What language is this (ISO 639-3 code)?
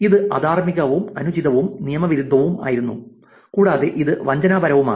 mal